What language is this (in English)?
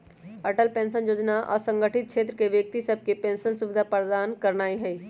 Magahi